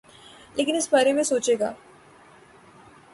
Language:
Urdu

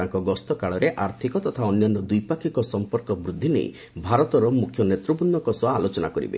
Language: Odia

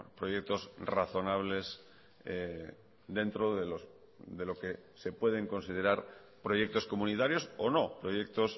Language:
Spanish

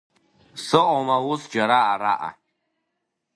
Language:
Abkhazian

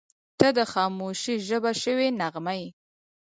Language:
Pashto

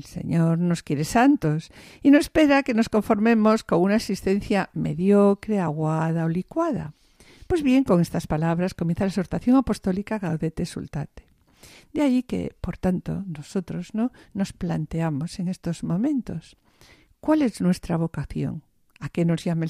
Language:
Spanish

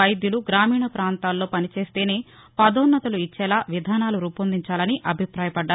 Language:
Telugu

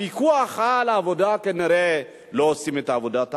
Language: Hebrew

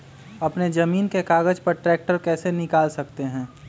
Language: Magahi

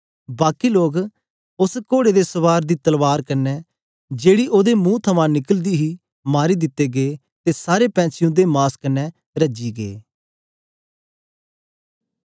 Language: Dogri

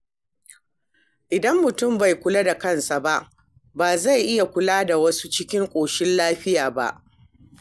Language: Hausa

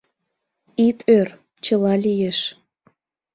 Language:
Mari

